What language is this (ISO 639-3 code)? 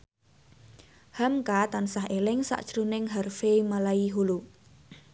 jav